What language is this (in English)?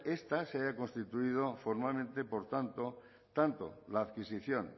Spanish